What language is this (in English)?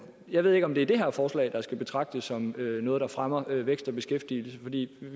Danish